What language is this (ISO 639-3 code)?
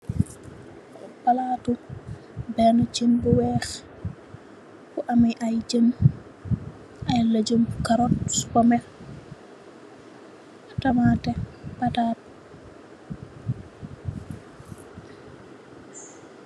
wol